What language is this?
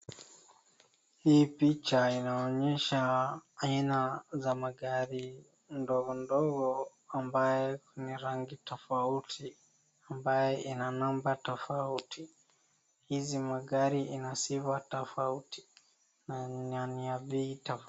Swahili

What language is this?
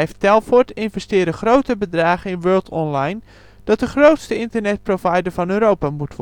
Dutch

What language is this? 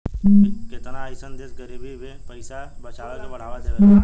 Bhojpuri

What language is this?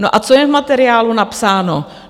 Czech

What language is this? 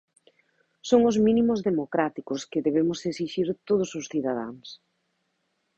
Galician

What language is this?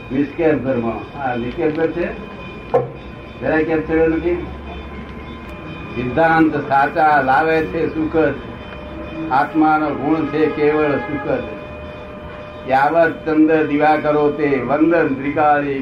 Gujarati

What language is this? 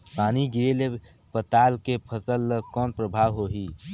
Chhattisgarhi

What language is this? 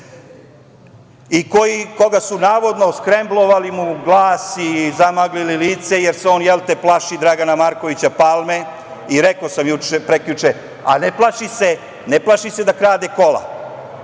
Serbian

